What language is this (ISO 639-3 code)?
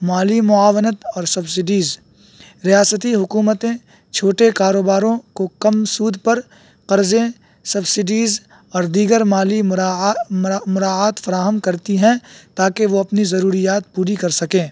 urd